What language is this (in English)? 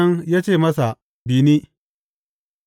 Hausa